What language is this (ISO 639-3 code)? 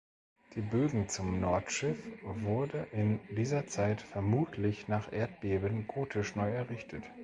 deu